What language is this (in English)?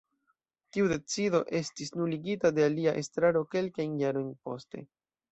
Esperanto